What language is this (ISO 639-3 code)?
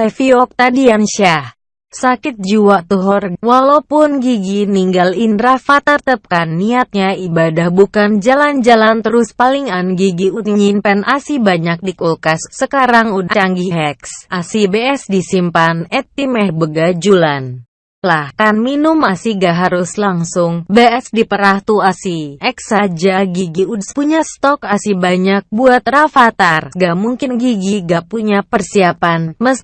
ind